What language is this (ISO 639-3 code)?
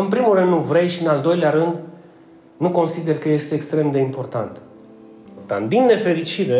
ron